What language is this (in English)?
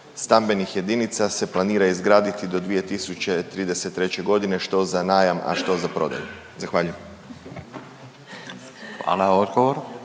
Croatian